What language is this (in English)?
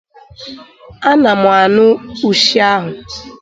Igbo